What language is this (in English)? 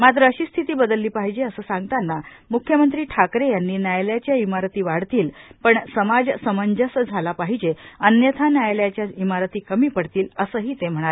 Marathi